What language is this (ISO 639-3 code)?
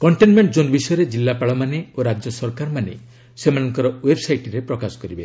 ori